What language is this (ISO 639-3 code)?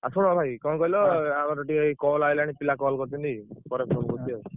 ori